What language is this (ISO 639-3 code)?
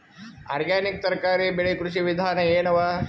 kan